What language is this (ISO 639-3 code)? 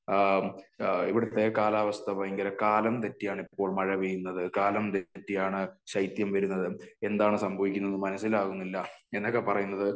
mal